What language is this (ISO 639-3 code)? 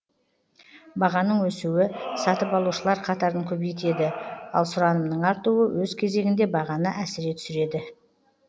kaz